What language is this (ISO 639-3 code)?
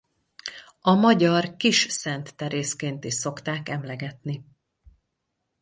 hun